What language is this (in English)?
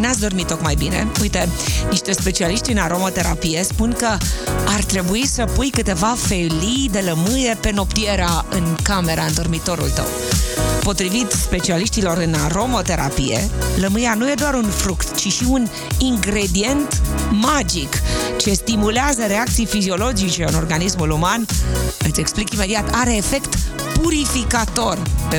Romanian